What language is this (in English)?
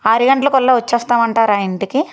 Telugu